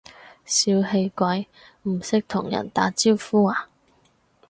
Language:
Cantonese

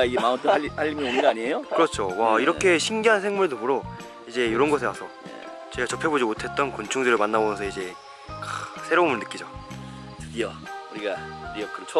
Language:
Korean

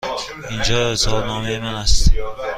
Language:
Persian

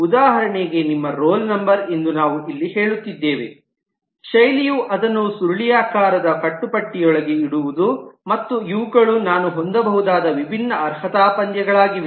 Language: Kannada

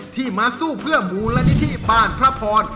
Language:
Thai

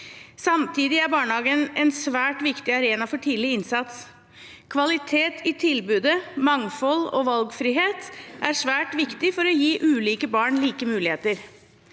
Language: Norwegian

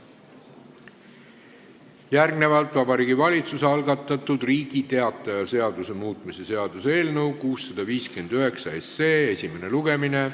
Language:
Estonian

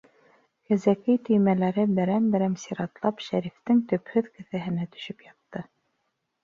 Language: Bashkir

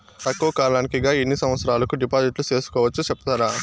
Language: Telugu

